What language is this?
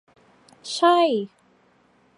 Thai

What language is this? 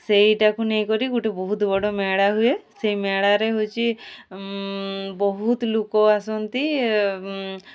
Odia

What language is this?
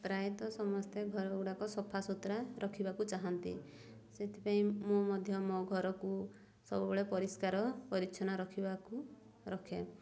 Odia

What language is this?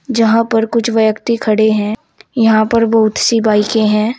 Hindi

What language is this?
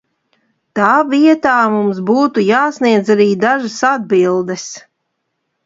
Latvian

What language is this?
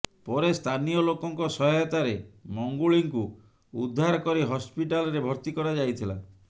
Odia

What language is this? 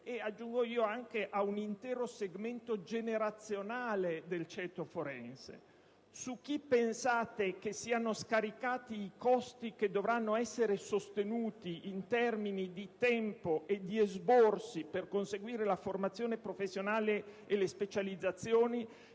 Italian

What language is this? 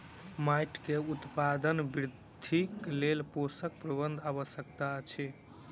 Maithili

